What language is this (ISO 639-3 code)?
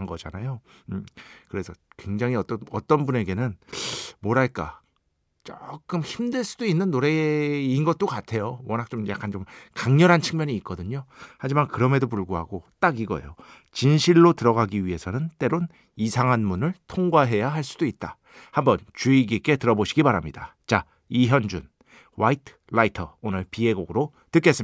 kor